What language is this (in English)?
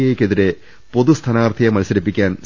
Malayalam